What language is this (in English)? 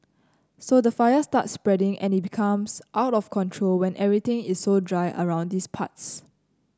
English